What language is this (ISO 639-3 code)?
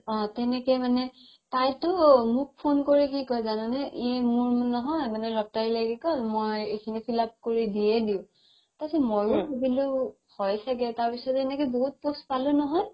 asm